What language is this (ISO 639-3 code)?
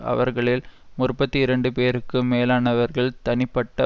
tam